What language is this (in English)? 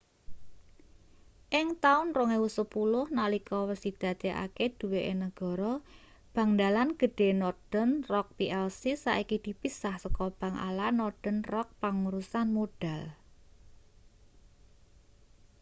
Javanese